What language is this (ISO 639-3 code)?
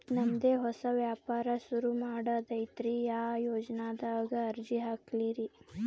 kan